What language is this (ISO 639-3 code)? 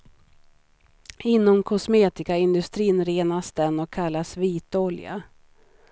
swe